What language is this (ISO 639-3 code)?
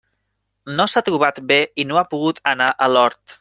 cat